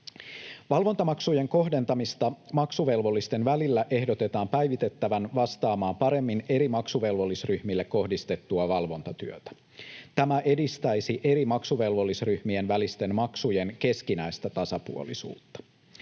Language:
Finnish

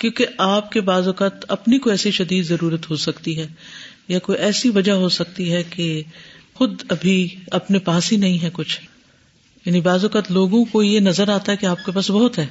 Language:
Urdu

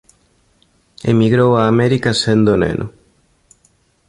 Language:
Galician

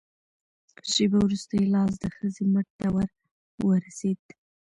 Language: Pashto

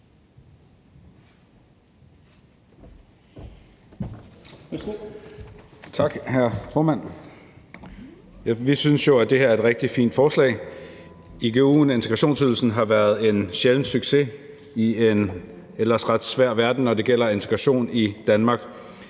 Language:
Danish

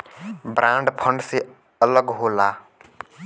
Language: Bhojpuri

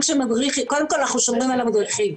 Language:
Hebrew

